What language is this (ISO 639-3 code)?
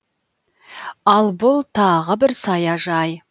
kaz